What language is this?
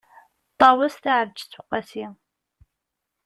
Kabyle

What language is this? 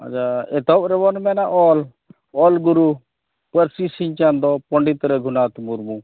Santali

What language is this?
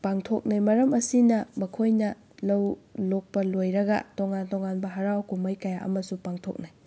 Manipuri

